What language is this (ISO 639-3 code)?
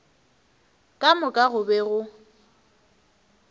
nso